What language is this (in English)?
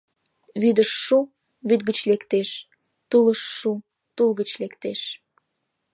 Mari